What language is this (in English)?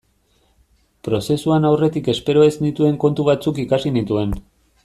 Basque